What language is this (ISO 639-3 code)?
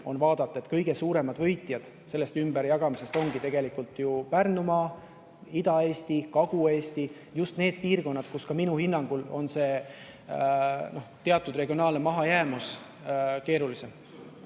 est